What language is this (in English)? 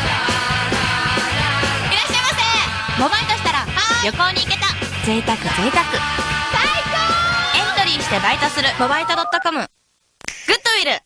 Japanese